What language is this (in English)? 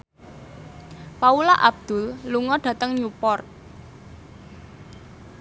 Javanese